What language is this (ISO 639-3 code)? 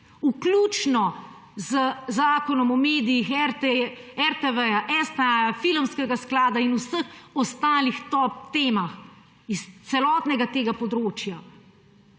slv